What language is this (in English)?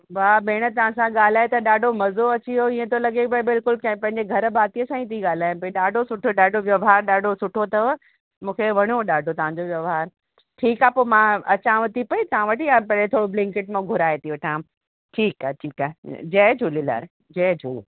Sindhi